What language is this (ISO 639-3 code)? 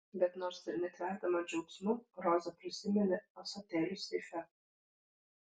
lit